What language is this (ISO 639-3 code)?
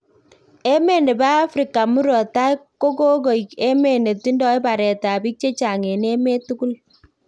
kln